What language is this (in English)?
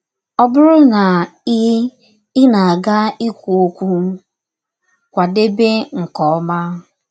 Igbo